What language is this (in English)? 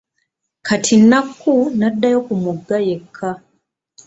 Ganda